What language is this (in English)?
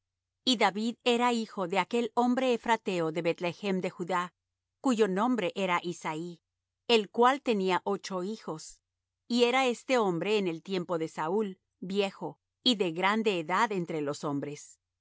Spanish